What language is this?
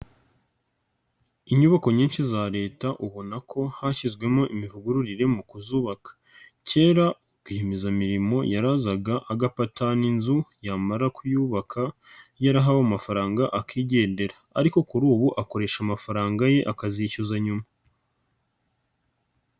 Kinyarwanda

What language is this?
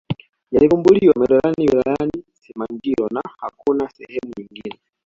Swahili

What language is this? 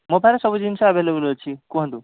Odia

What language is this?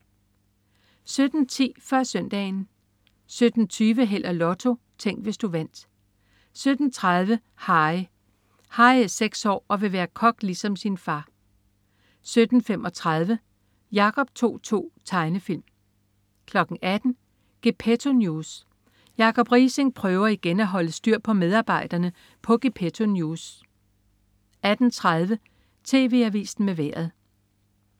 Danish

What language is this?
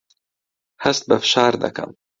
Central Kurdish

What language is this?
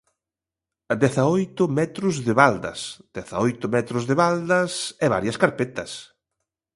Galician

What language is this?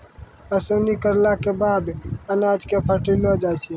Maithili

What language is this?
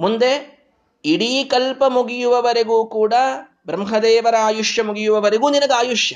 Kannada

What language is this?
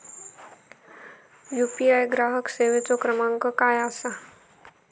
Marathi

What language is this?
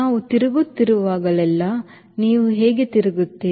Kannada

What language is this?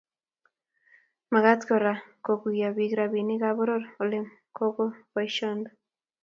Kalenjin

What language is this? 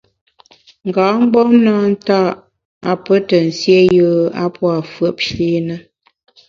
Bamun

